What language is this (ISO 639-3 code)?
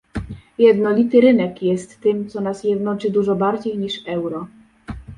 pol